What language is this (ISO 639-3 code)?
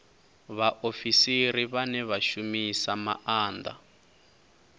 ven